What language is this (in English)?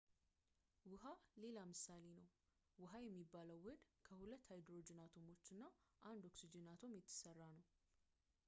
Amharic